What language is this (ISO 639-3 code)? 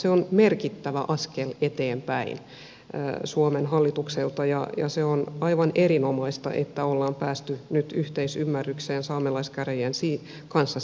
fin